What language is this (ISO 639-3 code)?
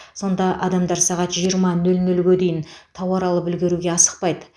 kaz